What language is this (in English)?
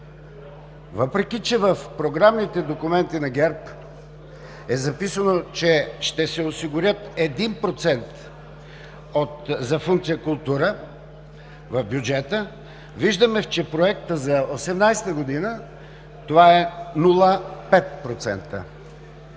Bulgarian